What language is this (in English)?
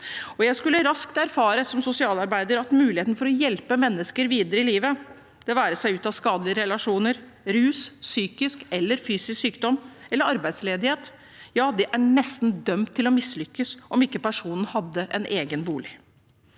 Norwegian